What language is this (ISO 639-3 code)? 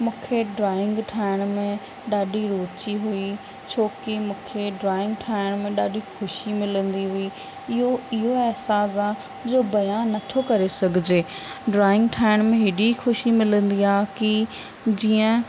snd